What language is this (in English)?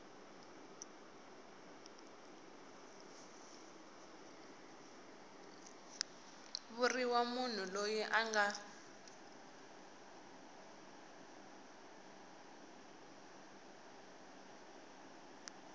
Tsonga